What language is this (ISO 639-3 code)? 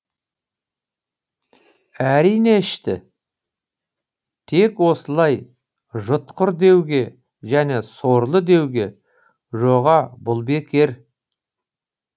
kaz